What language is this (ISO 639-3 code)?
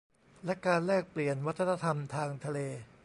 tha